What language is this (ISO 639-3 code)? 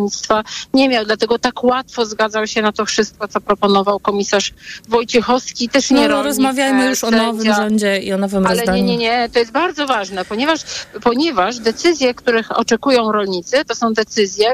pol